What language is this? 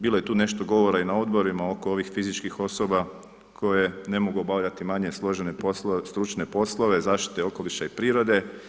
Croatian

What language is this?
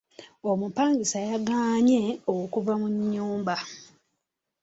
Ganda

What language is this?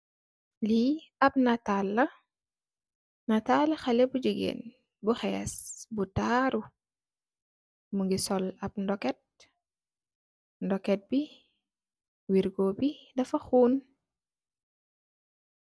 Wolof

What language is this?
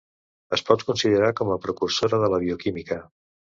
Catalan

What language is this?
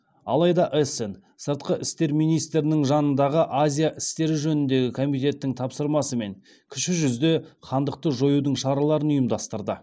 Kazakh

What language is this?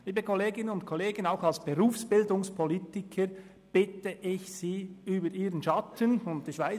Swiss German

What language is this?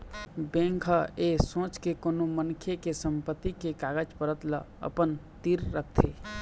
Chhattisgarhi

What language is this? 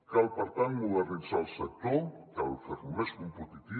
Catalan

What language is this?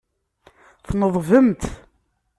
Kabyle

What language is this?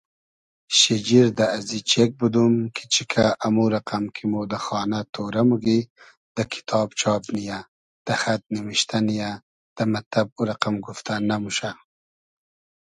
Hazaragi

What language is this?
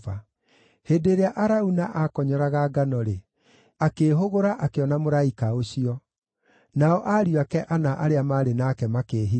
Kikuyu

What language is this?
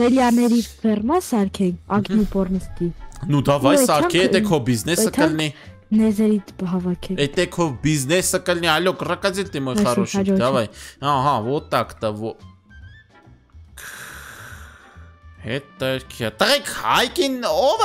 Romanian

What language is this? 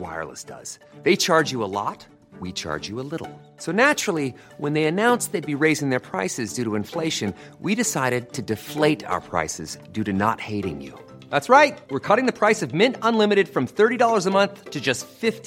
Swedish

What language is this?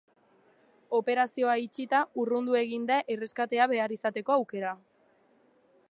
Basque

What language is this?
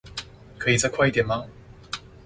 Chinese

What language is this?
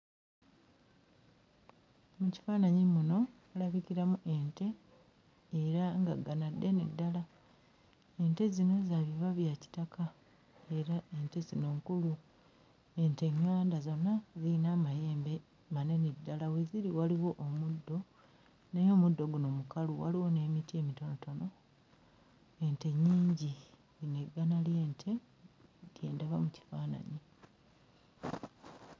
Ganda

